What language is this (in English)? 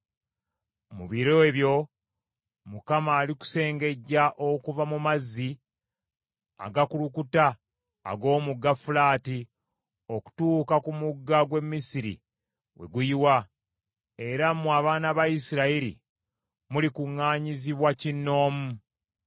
Ganda